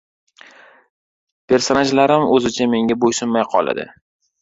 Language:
Uzbek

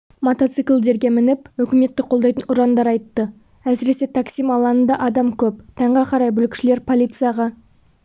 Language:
Kazakh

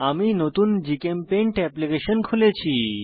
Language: Bangla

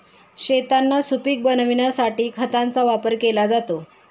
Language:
Marathi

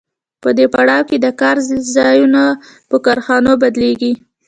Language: Pashto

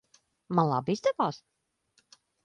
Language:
Latvian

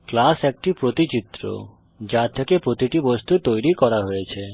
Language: Bangla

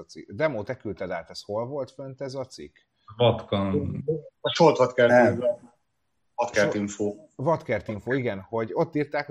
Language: Hungarian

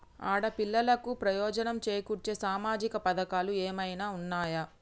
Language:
Telugu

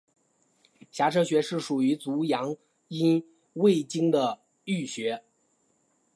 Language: Chinese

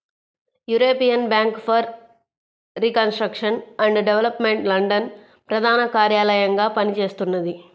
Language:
Telugu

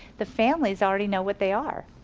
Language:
English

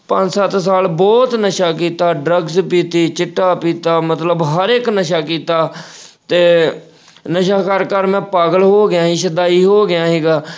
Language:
Punjabi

